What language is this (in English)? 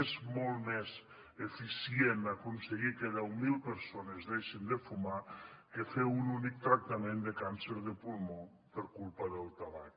Catalan